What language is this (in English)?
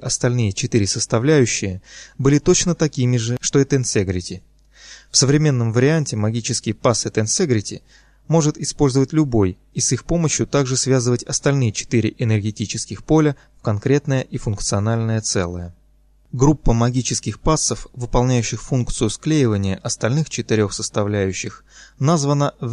Russian